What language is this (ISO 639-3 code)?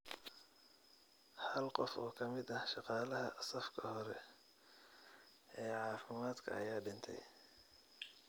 som